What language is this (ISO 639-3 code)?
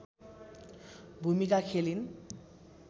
nep